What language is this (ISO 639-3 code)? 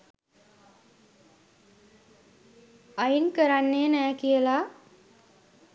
sin